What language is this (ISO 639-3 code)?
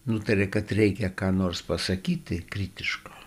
lit